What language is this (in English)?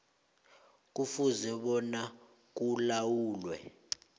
South Ndebele